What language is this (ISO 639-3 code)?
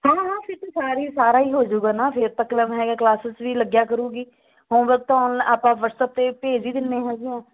pan